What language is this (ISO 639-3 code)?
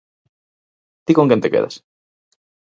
glg